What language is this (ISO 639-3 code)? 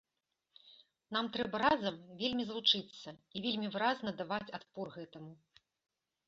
bel